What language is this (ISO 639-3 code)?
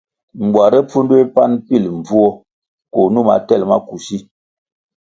nmg